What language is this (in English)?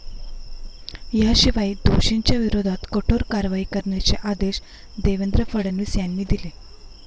Marathi